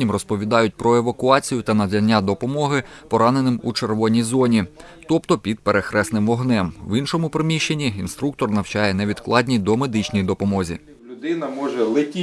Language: Ukrainian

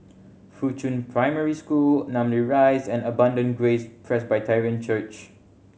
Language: English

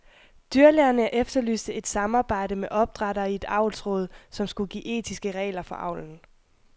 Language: Danish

